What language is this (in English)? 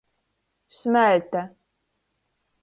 Latgalian